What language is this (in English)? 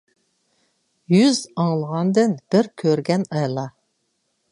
Uyghur